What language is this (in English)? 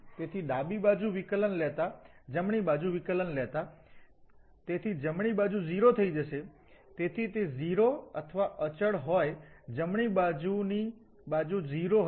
Gujarati